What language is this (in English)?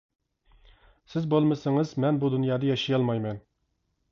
Uyghur